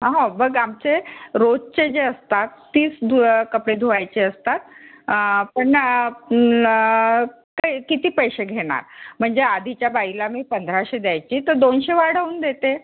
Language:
Marathi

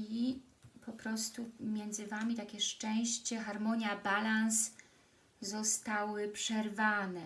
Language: Polish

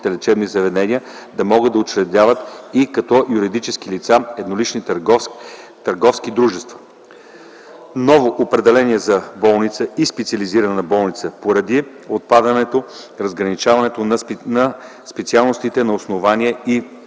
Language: Bulgarian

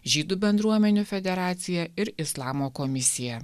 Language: Lithuanian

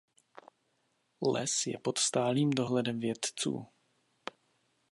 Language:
Czech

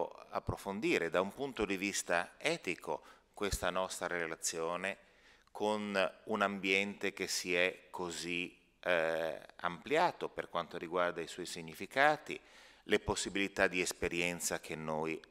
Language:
Italian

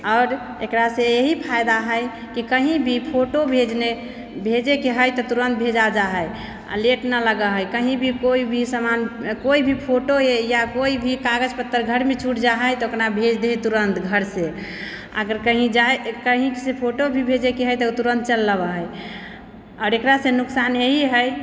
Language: Maithili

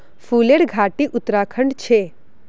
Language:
Magahi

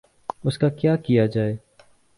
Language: Urdu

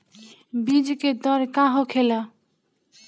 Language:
Bhojpuri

